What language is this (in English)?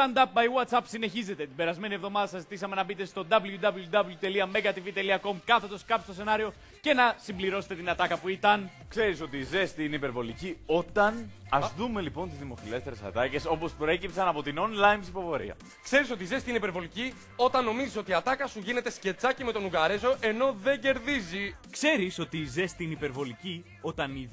Greek